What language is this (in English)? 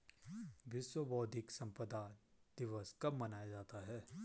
Hindi